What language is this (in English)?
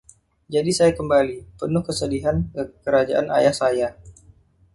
Indonesian